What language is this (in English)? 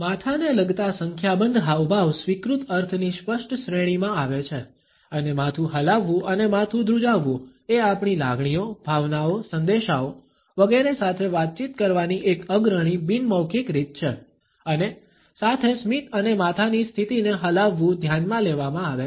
Gujarati